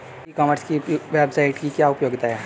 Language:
Hindi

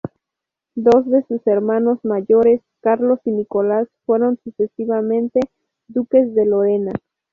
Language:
Spanish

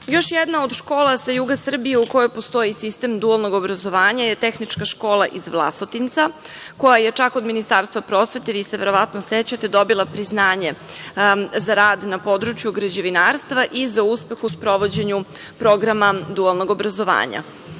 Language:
Serbian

